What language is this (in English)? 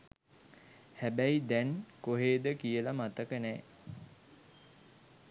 Sinhala